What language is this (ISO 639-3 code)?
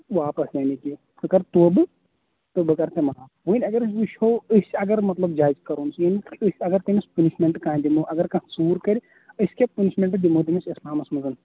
kas